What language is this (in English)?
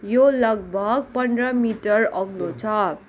Nepali